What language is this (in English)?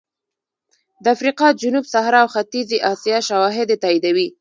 Pashto